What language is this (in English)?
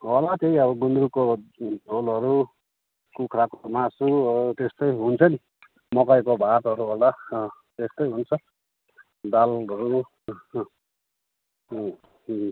Nepali